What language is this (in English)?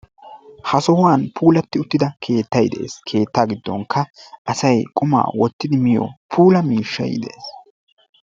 Wolaytta